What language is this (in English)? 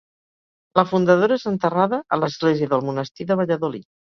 Catalan